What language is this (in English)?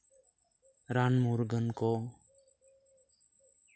Santali